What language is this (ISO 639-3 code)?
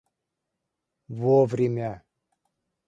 rus